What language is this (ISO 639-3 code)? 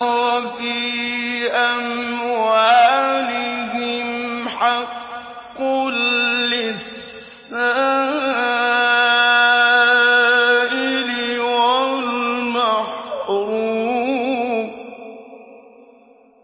ara